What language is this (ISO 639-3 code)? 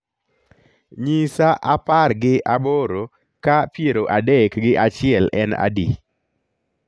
luo